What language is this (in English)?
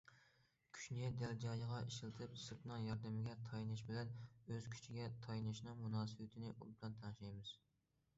Uyghur